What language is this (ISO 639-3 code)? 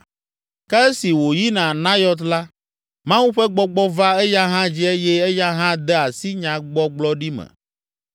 ewe